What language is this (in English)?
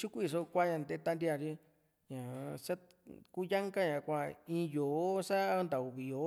Juxtlahuaca Mixtec